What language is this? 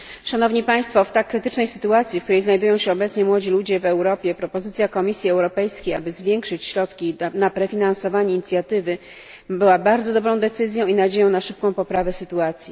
Polish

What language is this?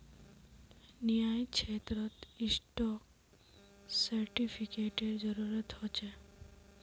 Magahi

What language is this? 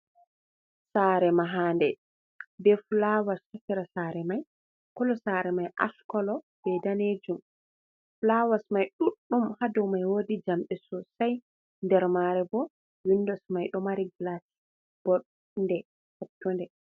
Fula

